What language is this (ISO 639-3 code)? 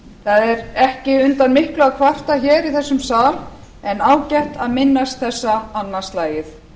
isl